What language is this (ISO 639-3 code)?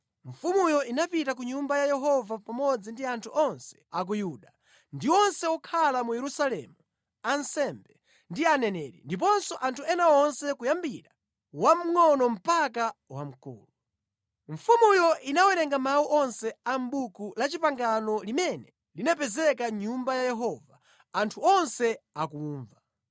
nya